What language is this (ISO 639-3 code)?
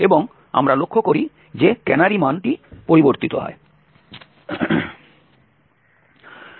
ben